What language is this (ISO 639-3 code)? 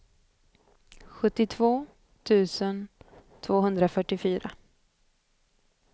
swe